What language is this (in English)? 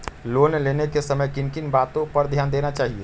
Magahi